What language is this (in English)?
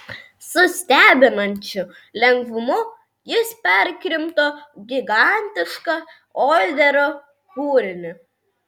Lithuanian